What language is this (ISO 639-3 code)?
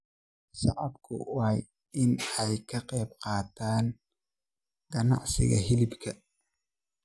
som